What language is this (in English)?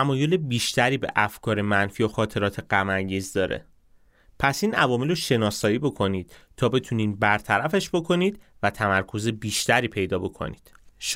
Persian